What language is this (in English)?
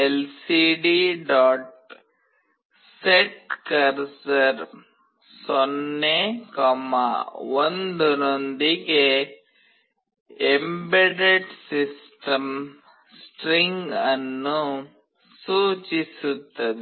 Kannada